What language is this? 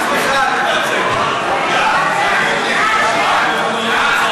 Hebrew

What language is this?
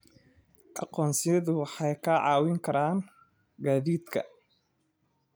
Somali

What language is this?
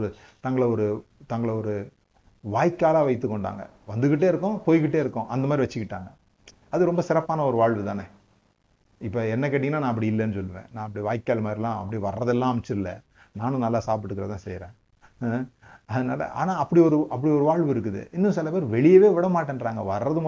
Tamil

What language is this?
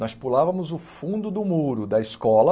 Portuguese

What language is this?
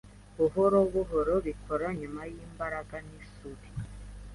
Kinyarwanda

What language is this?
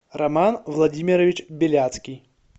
Russian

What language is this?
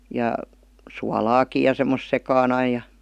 Finnish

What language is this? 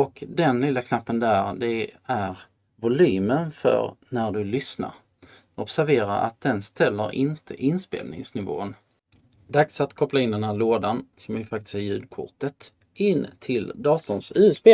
Swedish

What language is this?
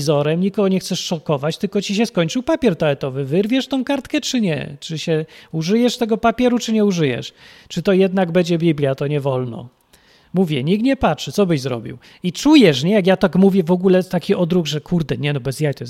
Polish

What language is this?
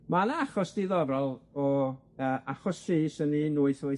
Welsh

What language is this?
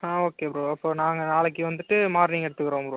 Tamil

